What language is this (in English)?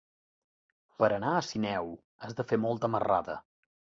Catalan